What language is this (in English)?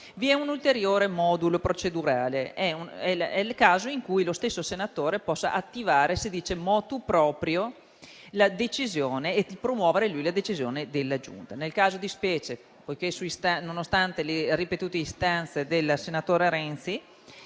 Italian